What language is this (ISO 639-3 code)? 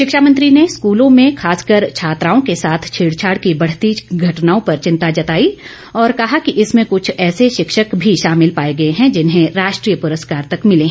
hin